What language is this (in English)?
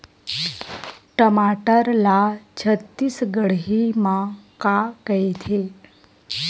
Chhattisgarhi